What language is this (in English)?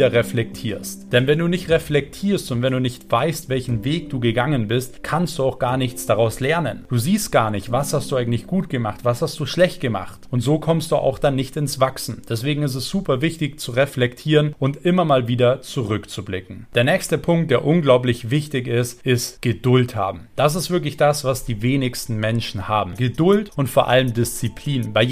German